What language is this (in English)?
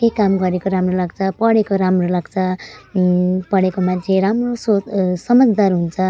Nepali